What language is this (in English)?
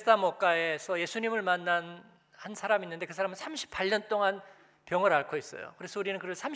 Korean